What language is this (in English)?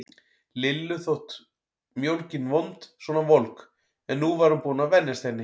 Icelandic